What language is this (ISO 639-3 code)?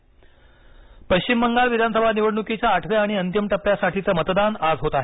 mar